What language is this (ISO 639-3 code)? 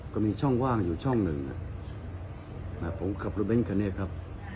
tha